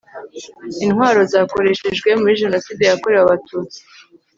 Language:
Kinyarwanda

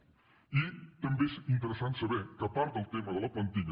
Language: Catalan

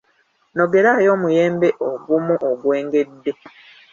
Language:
Ganda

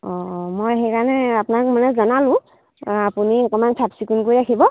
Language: Assamese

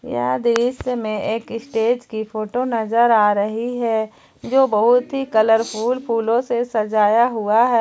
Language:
Hindi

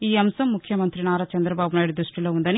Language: Telugu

